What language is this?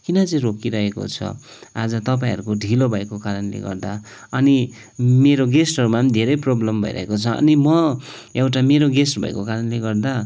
Nepali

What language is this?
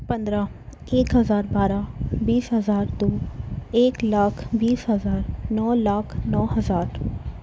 Urdu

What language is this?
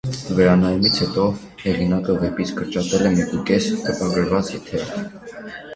Armenian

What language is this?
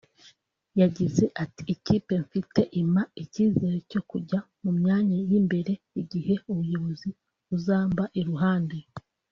Kinyarwanda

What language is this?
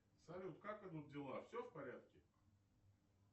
Russian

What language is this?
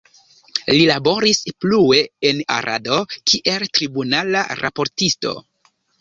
Esperanto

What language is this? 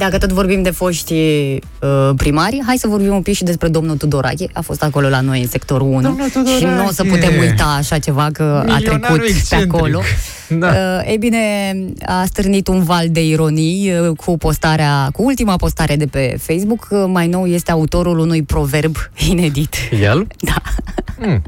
Romanian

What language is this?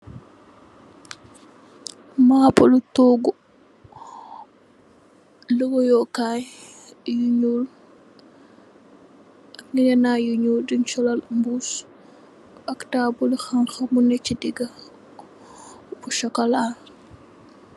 Wolof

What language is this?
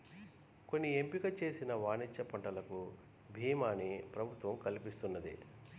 Telugu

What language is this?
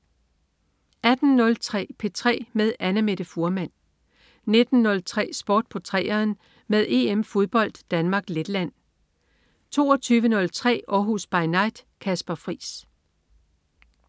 Danish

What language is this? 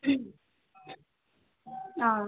Manipuri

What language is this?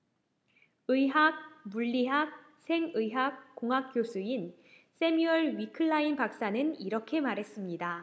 Korean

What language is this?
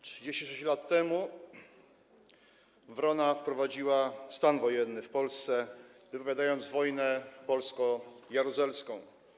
Polish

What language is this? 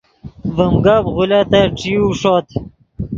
Yidgha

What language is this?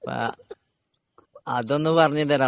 Malayalam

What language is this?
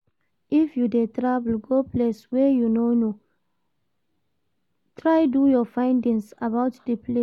Nigerian Pidgin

